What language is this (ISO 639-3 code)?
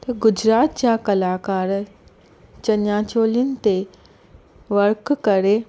snd